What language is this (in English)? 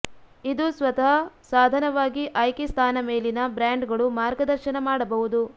Kannada